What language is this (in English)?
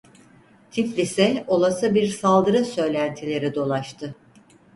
Turkish